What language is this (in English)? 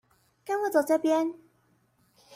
Chinese